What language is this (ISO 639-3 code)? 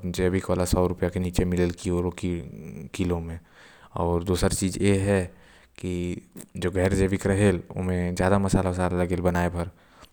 kfp